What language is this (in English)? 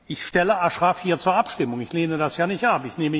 German